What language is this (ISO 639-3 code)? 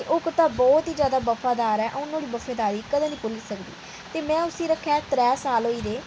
doi